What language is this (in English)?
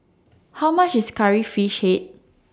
English